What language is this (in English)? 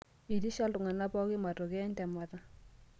Masai